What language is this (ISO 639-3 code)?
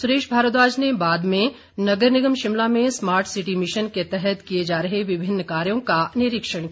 hin